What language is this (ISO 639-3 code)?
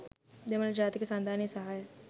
sin